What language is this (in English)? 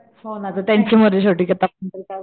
Marathi